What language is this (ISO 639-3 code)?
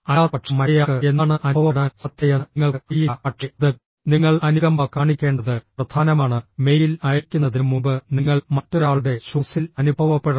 mal